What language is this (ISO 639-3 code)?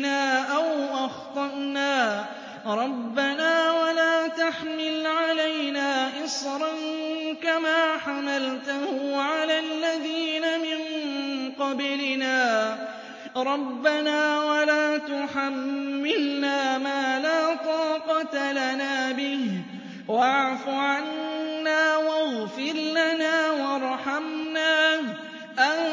ara